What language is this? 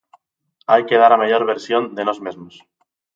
Galician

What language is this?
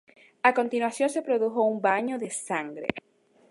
Spanish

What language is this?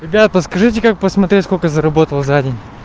Russian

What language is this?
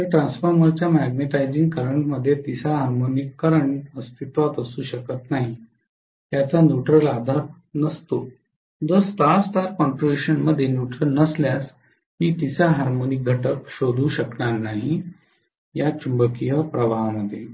Marathi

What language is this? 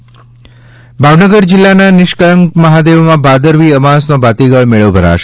Gujarati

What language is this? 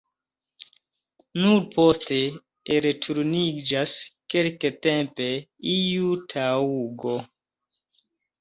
Esperanto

